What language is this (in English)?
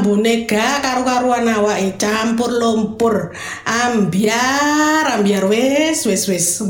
Indonesian